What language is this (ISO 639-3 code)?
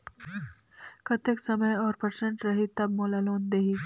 hne